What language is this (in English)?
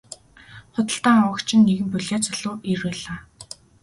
Mongolian